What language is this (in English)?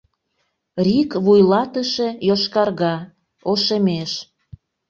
Mari